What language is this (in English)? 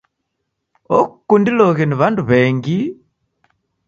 Taita